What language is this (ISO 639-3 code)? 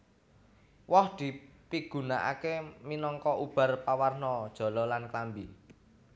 jav